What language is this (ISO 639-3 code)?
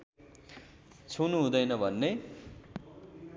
nep